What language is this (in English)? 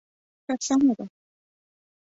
Pashto